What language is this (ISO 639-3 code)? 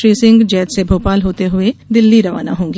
hin